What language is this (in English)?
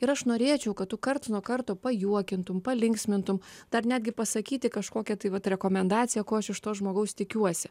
Lithuanian